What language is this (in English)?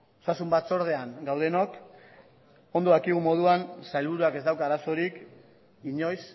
Basque